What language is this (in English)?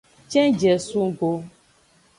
Aja (Benin)